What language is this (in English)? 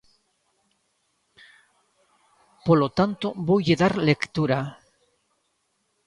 Galician